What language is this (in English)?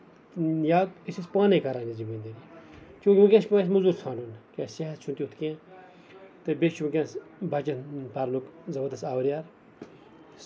Kashmiri